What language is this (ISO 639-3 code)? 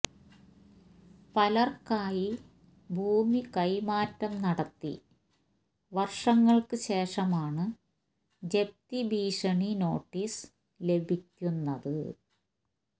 mal